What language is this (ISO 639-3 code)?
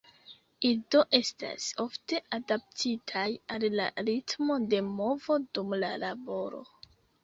epo